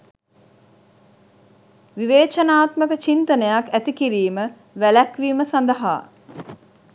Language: Sinhala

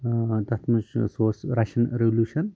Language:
Kashmiri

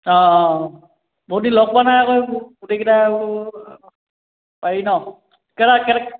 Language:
Assamese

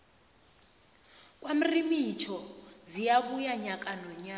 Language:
South Ndebele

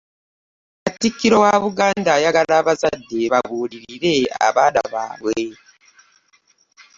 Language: Ganda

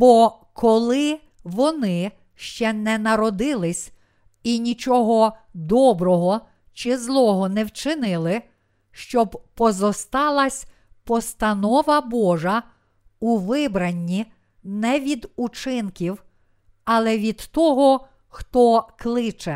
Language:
Ukrainian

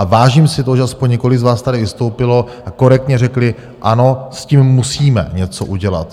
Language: Czech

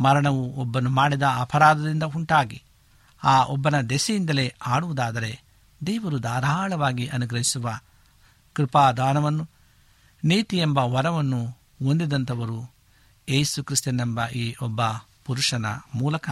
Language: Kannada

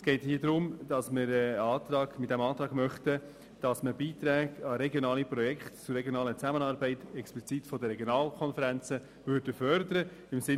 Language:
Swiss German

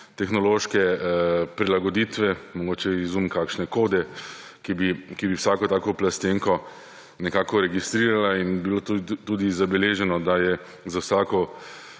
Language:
Slovenian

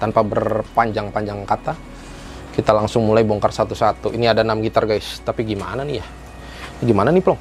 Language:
Indonesian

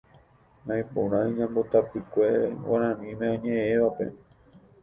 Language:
Guarani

